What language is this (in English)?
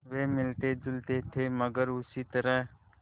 Hindi